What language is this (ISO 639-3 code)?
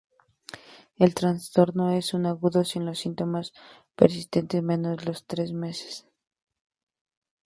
spa